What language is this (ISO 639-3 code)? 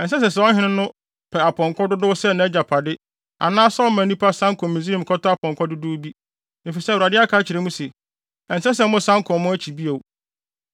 aka